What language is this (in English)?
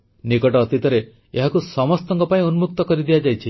Odia